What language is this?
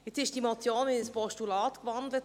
Swiss German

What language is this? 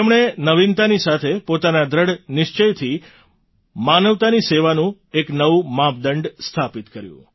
Gujarati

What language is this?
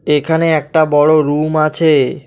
Bangla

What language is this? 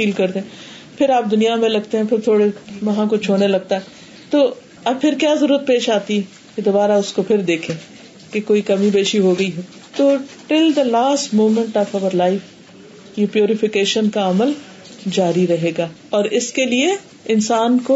Urdu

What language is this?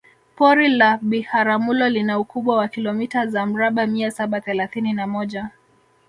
Swahili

